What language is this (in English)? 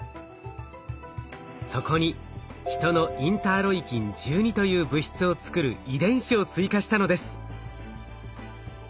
Japanese